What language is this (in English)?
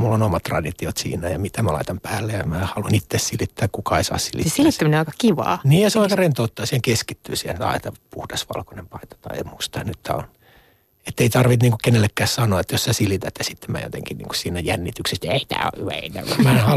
Finnish